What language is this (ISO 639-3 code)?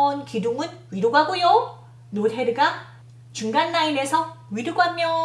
kor